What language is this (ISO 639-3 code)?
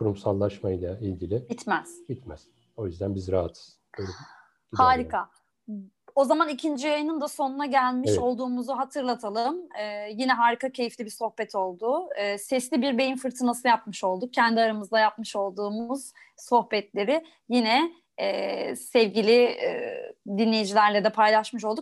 tur